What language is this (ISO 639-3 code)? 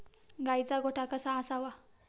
mar